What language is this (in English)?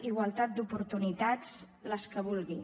Catalan